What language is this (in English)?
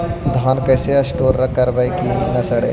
Magahi